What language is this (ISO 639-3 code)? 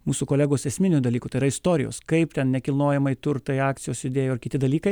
lit